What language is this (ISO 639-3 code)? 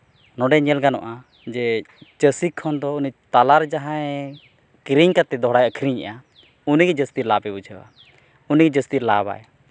sat